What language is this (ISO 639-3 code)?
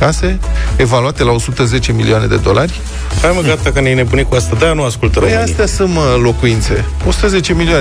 ron